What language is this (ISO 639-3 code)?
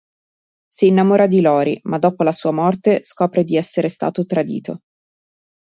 ita